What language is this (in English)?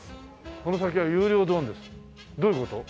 Japanese